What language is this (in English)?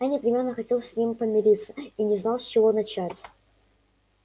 Russian